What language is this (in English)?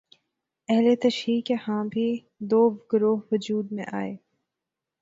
Urdu